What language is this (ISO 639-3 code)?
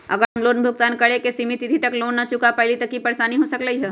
mag